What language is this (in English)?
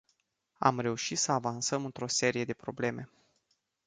Romanian